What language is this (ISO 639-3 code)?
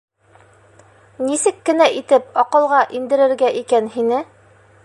bak